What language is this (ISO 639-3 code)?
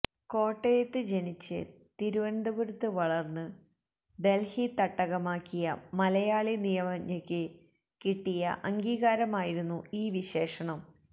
mal